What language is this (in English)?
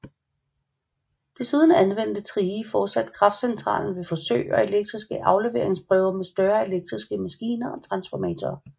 Danish